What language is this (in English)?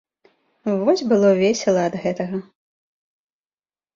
Belarusian